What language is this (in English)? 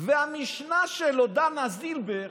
Hebrew